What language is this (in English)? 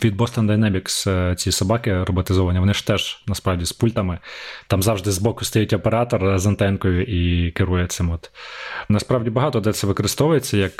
Ukrainian